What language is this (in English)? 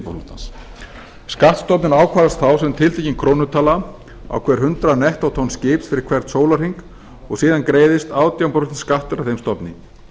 Icelandic